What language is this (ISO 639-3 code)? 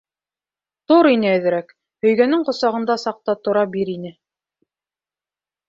bak